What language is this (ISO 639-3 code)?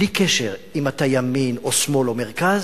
heb